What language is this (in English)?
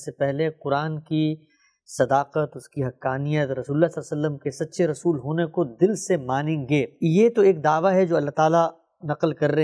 Urdu